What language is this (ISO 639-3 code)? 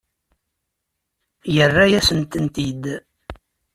kab